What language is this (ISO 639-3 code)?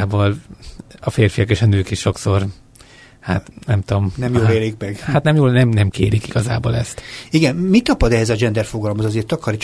hun